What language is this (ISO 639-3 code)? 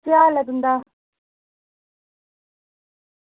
doi